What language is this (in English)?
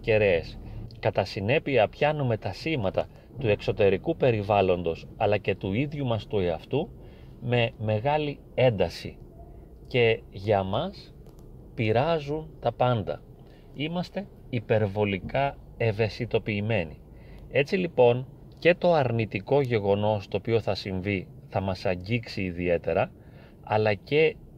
Greek